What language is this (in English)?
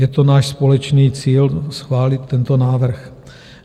Czech